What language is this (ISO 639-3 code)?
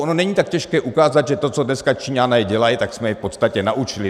ces